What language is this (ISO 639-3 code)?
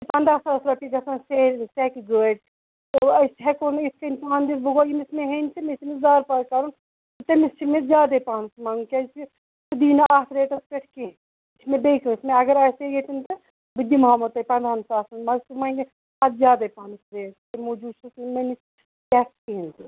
kas